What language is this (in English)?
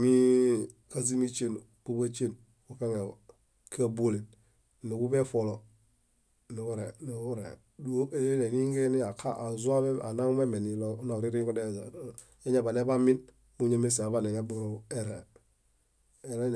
Bayot